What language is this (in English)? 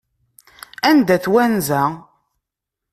Kabyle